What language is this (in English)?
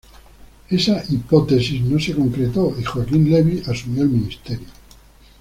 Spanish